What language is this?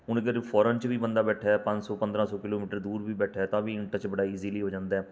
Punjabi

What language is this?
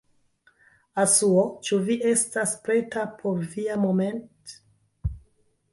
Esperanto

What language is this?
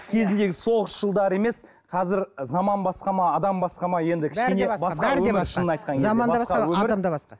Kazakh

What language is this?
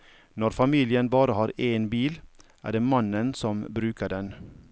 Norwegian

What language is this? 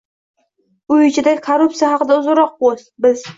Uzbek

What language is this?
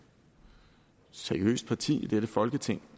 Danish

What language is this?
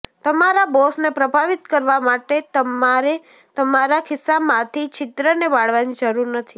Gujarati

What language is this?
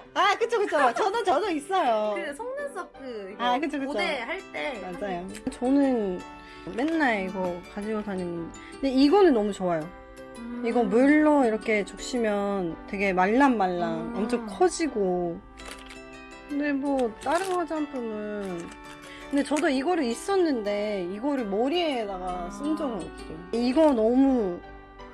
Korean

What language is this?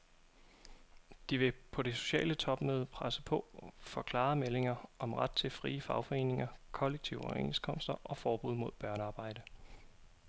Danish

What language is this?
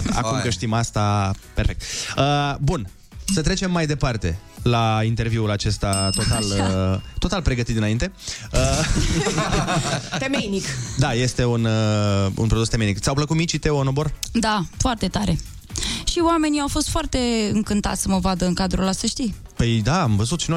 Romanian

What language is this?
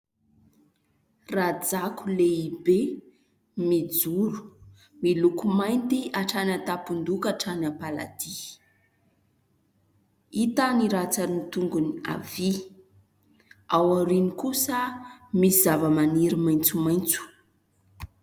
Malagasy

